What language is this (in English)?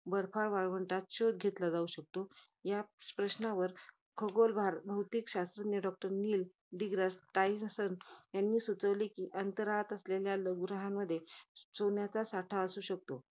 Marathi